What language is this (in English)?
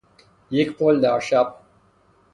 Persian